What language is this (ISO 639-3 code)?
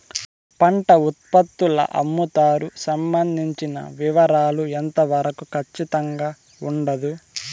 tel